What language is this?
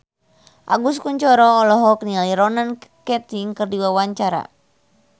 Sundanese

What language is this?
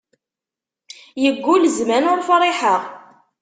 Kabyle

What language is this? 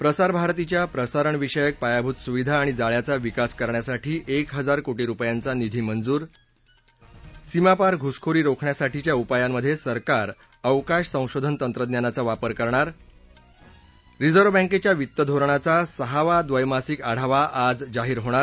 Marathi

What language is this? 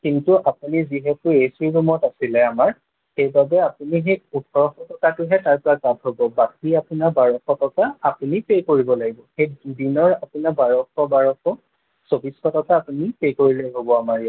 Assamese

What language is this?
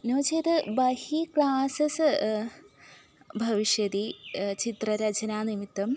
Sanskrit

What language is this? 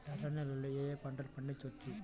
Telugu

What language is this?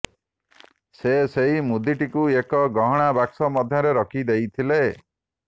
Odia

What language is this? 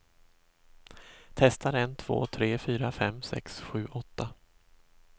Swedish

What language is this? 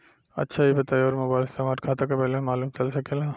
Bhojpuri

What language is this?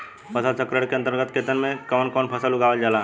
Bhojpuri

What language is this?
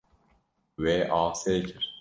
Kurdish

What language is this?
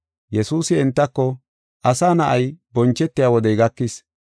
Gofa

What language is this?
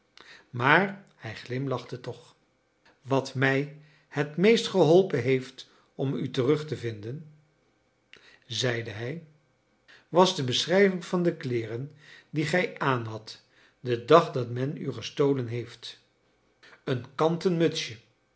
Dutch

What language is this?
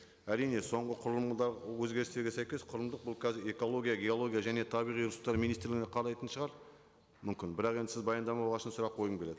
Kazakh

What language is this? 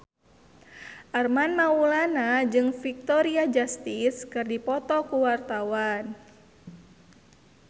Sundanese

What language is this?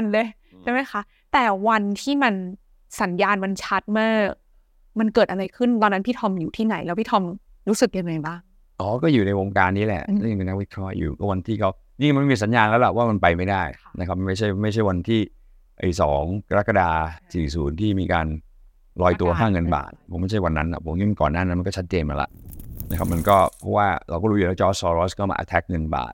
Thai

